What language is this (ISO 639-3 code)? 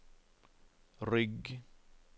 nor